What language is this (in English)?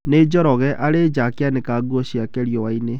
Kikuyu